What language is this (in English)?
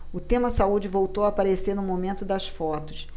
Portuguese